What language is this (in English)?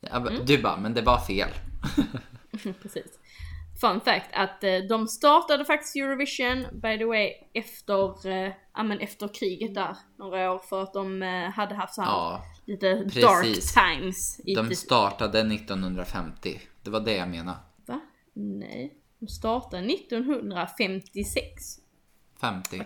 Swedish